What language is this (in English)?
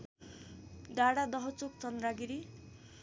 Nepali